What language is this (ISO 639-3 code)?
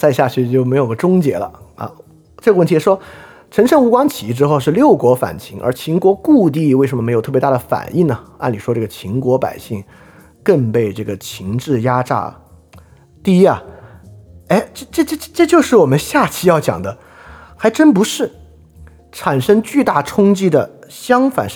zho